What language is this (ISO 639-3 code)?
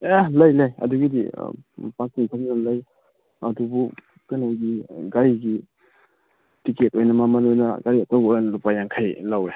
mni